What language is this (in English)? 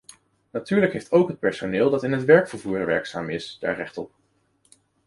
Dutch